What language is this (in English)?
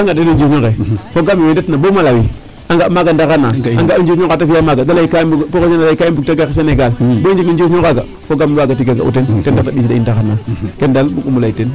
Serer